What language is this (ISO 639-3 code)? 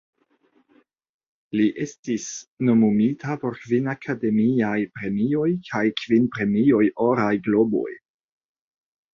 epo